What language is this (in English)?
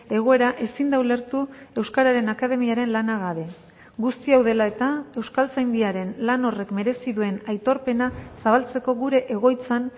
Basque